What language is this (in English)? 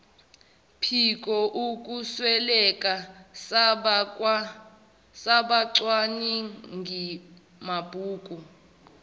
Zulu